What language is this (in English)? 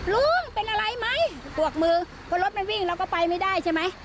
Thai